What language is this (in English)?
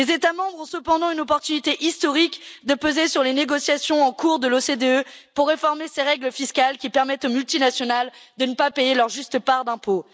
French